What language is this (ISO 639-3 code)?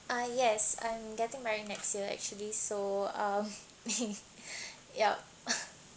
eng